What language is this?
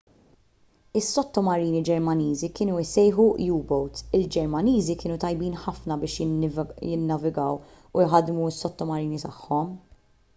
Maltese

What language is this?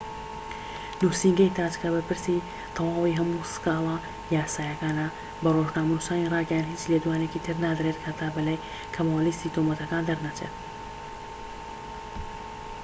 Central Kurdish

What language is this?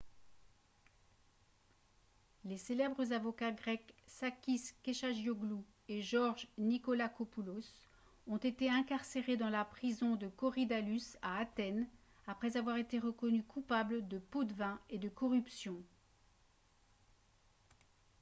French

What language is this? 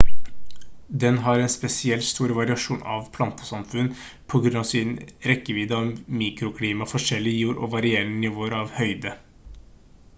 Norwegian Bokmål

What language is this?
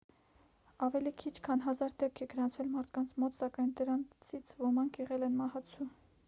Armenian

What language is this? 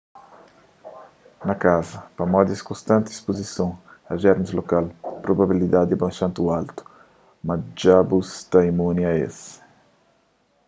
Kabuverdianu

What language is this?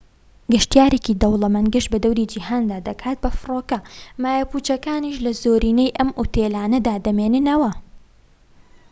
Central Kurdish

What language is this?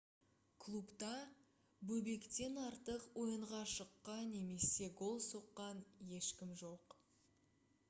Kazakh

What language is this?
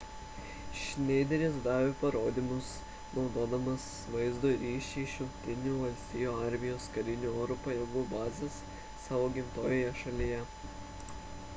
Lithuanian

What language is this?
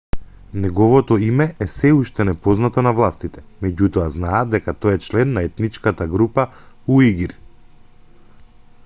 Macedonian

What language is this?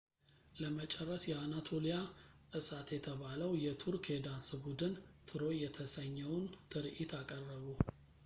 Amharic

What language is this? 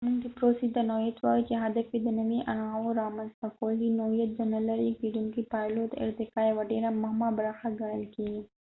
Pashto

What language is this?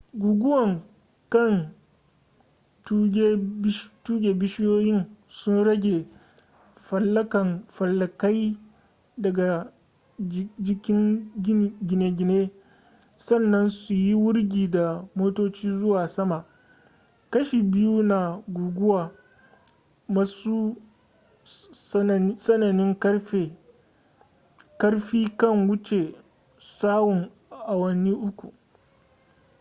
Hausa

